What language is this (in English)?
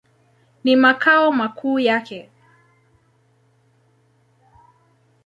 Swahili